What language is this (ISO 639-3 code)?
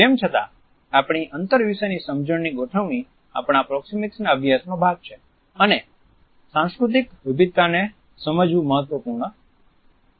guj